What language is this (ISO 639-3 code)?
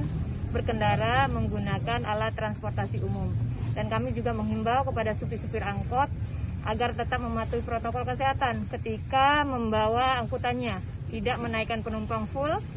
ind